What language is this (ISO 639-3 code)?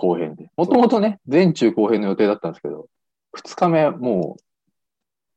jpn